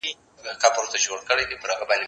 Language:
Pashto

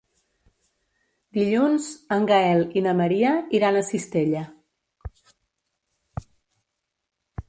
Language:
Catalan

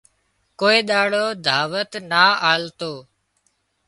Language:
Wadiyara Koli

